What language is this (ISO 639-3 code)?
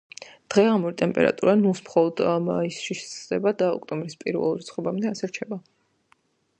kat